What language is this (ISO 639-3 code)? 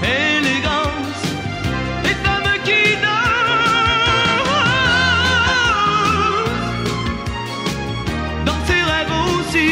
ron